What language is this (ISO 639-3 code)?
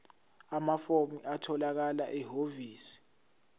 zul